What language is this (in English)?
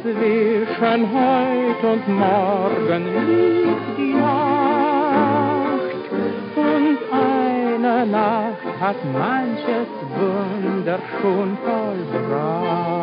Arabic